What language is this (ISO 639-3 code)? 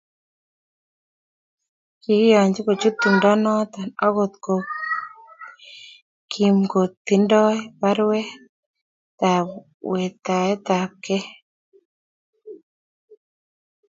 kln